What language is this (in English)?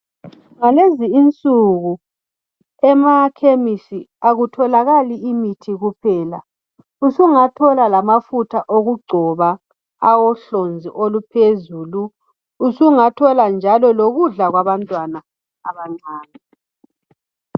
North Ndebele